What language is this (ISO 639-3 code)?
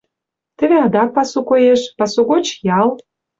chm